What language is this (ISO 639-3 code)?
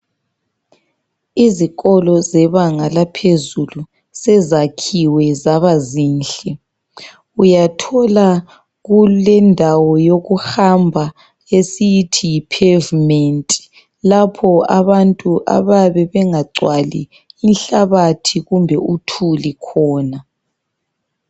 nde